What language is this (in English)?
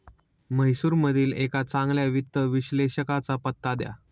Marathi